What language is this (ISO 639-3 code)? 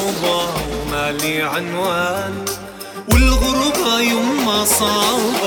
ara